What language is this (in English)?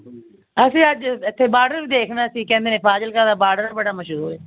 Punjabi